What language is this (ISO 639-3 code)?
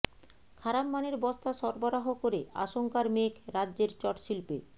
ben